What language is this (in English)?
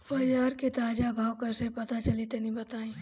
Bhojpuri